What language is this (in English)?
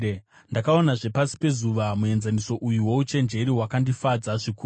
Shona